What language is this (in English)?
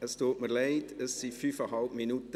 Swiss German